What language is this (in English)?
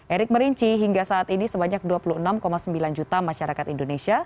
Indonesian